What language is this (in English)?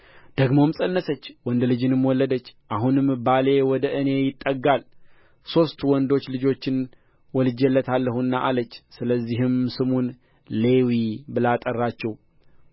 Amharic